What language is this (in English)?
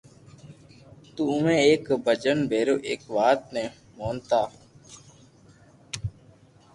Loarki